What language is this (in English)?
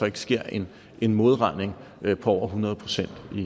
Danish